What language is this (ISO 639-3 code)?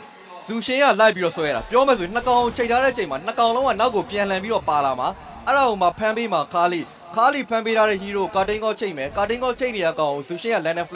eng